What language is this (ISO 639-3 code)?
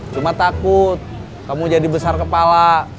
ind